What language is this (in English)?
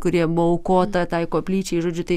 Lithuanian